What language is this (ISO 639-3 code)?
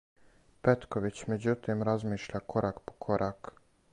srp